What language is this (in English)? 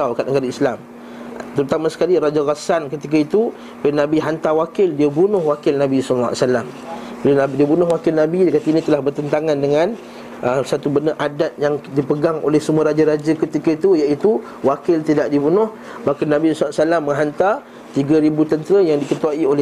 Malay